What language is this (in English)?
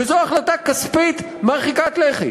Hebrew